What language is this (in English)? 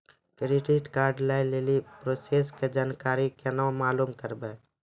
Maithili